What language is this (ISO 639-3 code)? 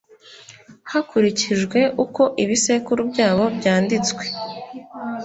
kin